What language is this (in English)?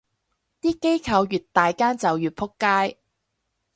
Cantonese